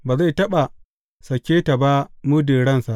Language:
Hausa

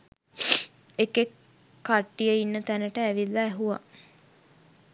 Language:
Sinhala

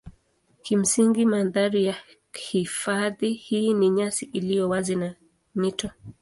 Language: Swahili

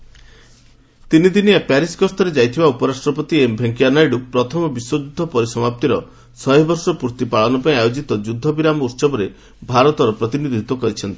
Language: Odia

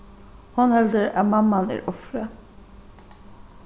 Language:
Faroese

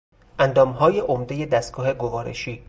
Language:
Persian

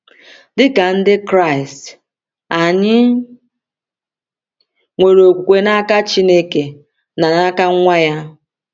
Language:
Igbo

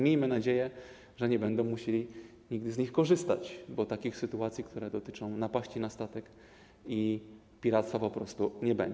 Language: Polish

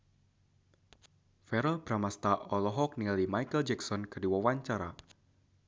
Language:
Sundanese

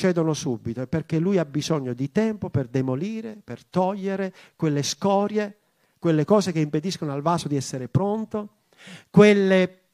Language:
Italian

